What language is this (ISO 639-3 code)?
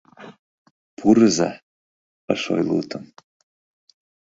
chm